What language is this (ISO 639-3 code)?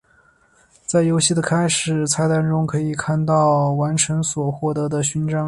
zho